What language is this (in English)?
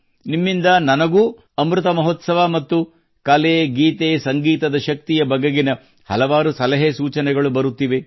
Kannada